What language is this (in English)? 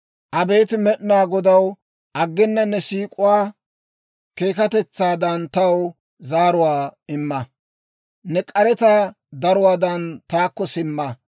Dawro